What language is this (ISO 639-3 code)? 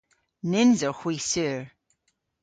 cor